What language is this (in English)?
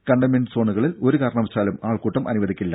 Malayalam